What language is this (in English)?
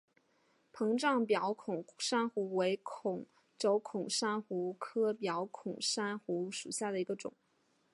Chinese